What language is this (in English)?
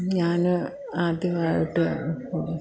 Malayalam